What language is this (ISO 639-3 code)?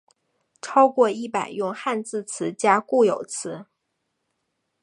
zho